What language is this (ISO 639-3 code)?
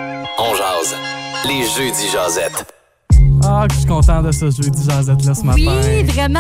fra